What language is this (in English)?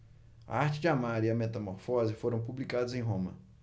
Portuguese